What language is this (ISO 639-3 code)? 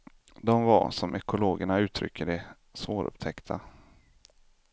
swe